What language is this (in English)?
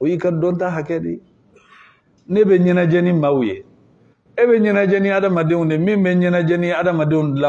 Arabic